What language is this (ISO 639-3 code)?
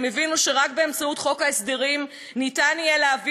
heb